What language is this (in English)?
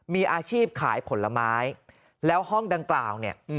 Thai